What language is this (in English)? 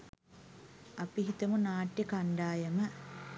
Sinhala